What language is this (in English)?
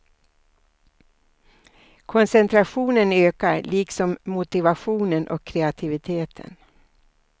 Swedish